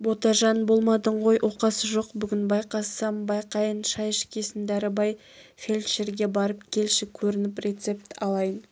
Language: Kazakh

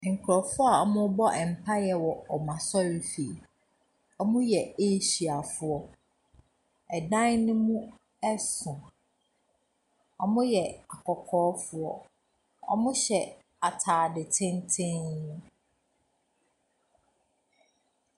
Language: Akan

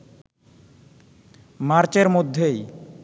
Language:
Bangla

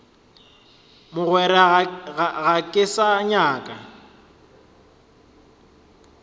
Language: Northern Sotho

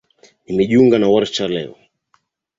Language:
Swahili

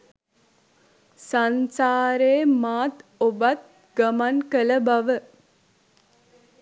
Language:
Sinhala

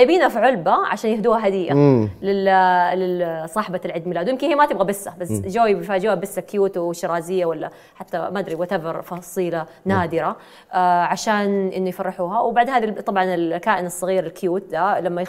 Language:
Arabic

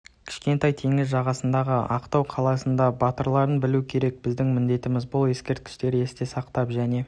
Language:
Kazakh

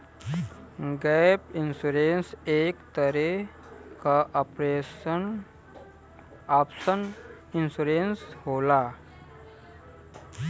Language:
Bhojpuri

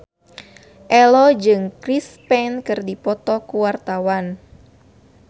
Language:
Sundanese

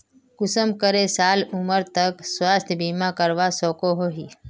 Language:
Magahi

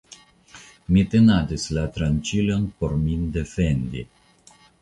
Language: Esperanto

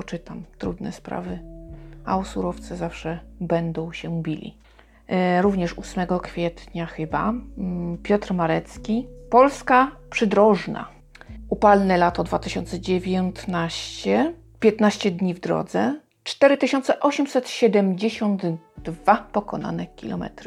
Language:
Polish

